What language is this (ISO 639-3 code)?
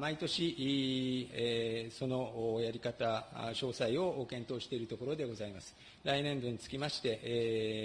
jpn